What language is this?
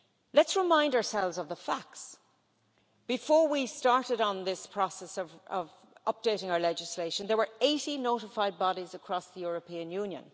English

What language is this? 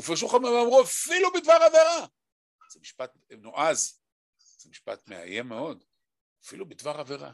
Hebrew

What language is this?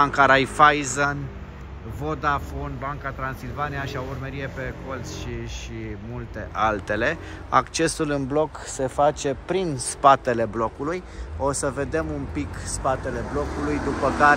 Romanian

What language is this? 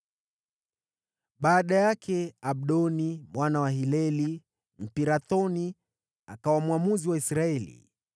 Swahili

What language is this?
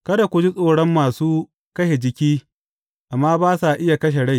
Hausa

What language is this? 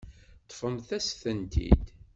Kabyle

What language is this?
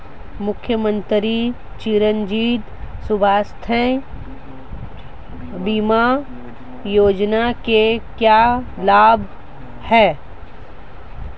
Hindi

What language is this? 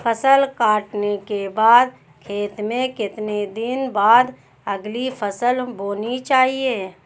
Hindi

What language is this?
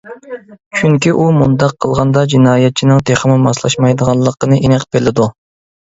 Uyghur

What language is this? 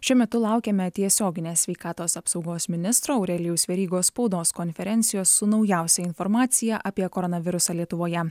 Lithuanian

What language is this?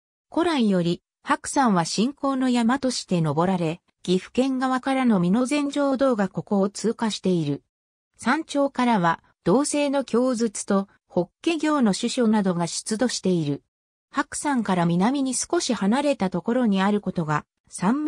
Japanese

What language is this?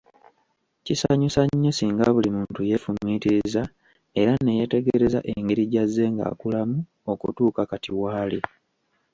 Ganda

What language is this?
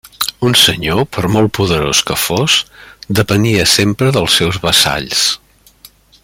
Catalan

